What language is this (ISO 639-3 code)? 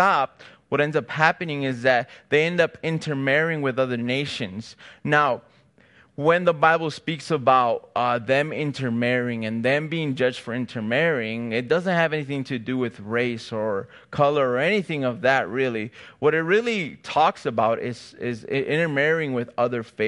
eng